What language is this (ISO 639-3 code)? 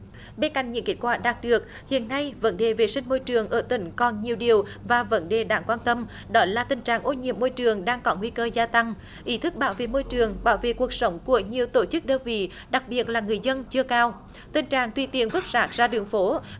vie